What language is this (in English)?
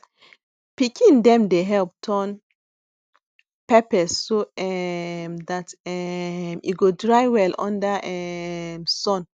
Nigerian Pidgin